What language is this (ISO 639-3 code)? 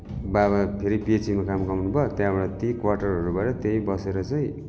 nep